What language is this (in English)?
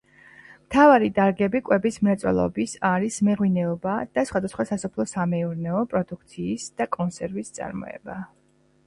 Georgian